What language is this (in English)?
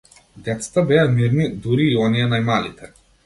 Macedonian